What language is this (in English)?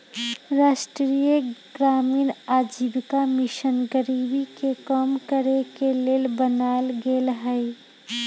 Magahi